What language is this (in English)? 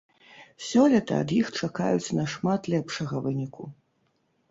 Belarusian